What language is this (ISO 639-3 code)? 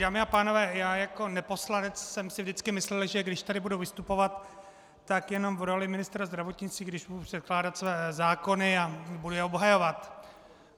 ces